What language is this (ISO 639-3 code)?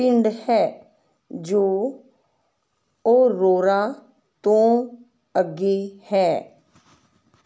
pan